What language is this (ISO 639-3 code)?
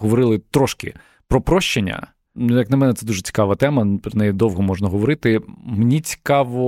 ukr